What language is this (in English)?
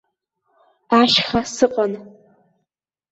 Abkhazian